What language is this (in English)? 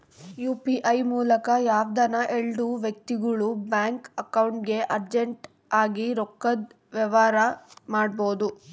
Kannada